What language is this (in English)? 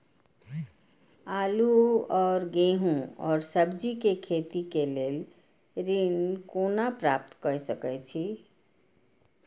Maithili